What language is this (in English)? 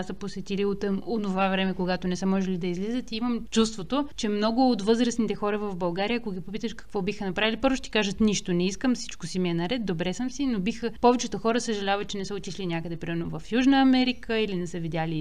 Bulgarian